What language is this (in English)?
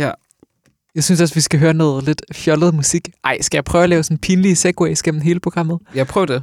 Danish